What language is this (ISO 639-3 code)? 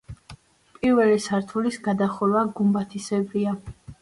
kat